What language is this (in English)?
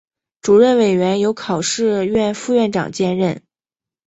Chinese